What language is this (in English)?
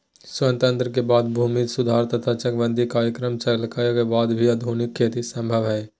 Magahi